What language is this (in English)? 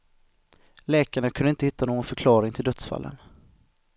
Swedish